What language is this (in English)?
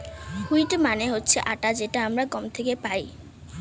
Bangla